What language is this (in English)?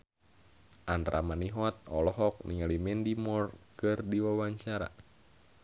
Sundanese